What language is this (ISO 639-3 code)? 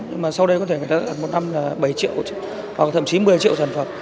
vie